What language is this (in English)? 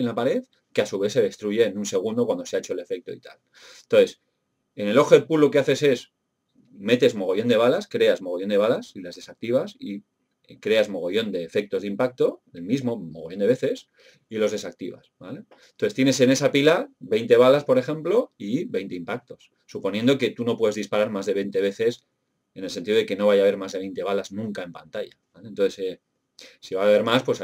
Spanish